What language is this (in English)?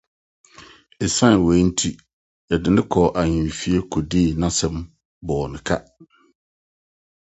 Akan